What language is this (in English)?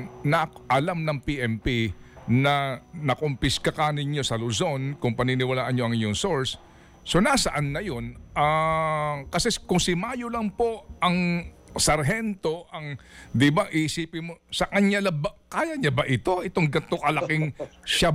Filipino